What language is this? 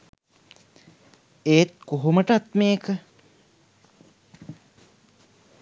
Sinhala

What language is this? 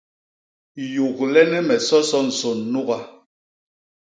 Basaa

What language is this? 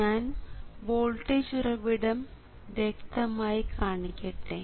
Malayalam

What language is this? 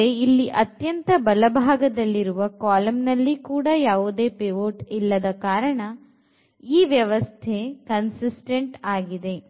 Kannada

